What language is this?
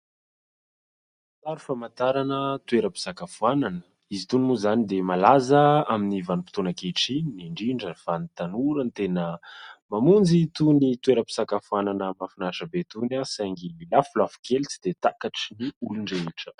Malagasy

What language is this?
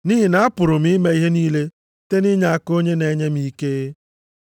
Igbo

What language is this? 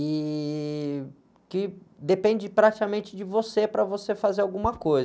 Portuguese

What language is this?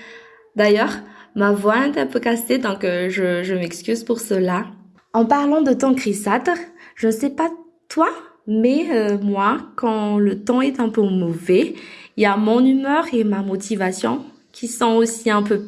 French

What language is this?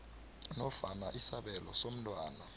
South Ndebele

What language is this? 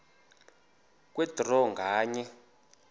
Xhosa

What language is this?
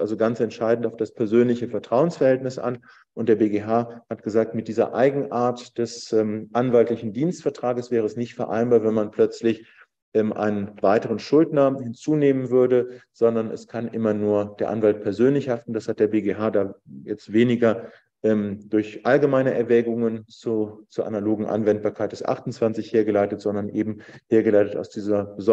German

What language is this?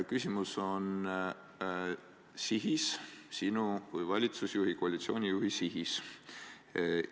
Estonian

